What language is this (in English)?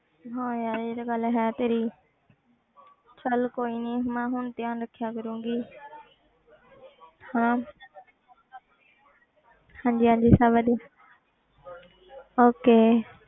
Punjabi